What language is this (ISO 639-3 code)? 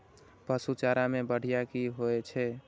mai